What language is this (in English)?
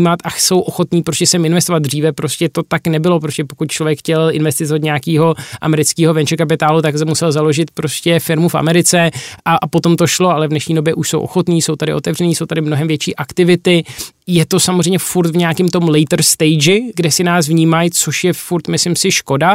Czech